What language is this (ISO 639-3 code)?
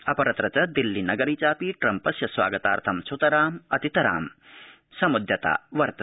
san